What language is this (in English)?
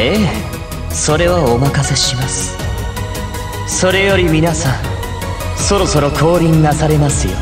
Japanese